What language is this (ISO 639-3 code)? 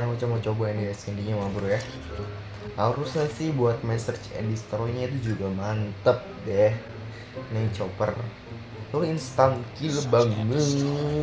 ind